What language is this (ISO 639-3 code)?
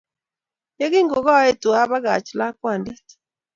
kln